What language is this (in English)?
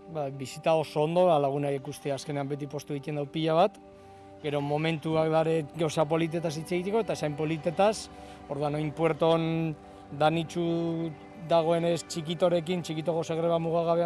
Catalan